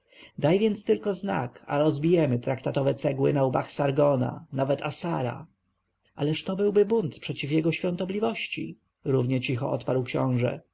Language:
Polish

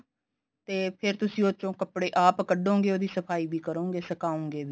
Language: Punjabi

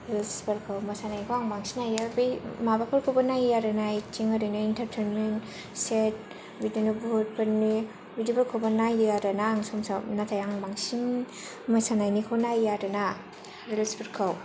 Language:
Bodo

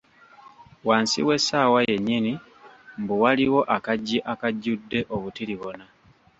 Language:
Ganda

